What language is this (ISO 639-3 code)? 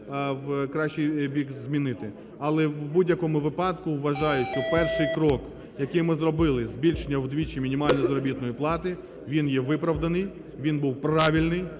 ukr